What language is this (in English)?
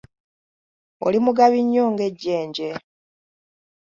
Ganda